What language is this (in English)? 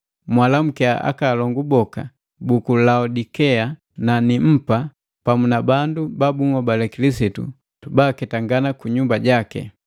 Matengo